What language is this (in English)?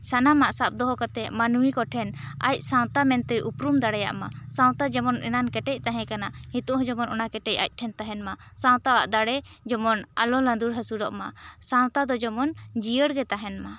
Santali